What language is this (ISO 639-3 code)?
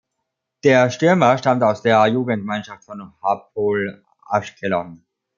deu